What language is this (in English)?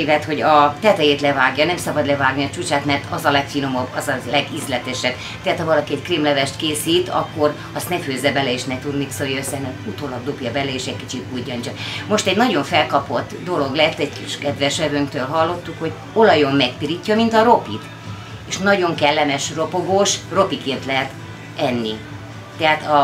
Hungarian